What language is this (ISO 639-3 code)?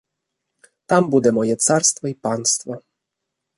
ukr